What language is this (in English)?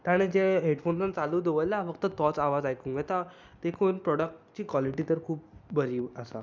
Konkani